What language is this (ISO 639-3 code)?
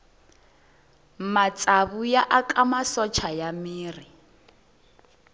tso